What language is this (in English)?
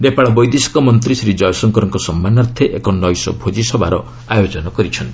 Odia